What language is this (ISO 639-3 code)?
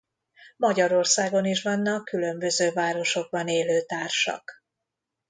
hun